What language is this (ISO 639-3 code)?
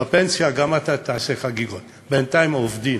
heb